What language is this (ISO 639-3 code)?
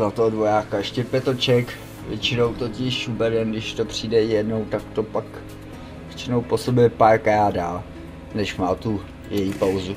ces